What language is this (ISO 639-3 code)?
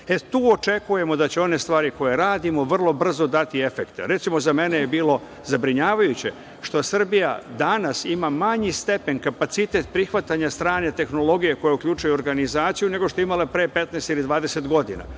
srp